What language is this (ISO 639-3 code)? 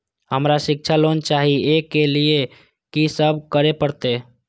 mai